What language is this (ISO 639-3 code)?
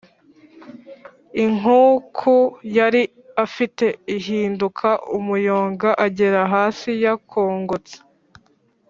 kin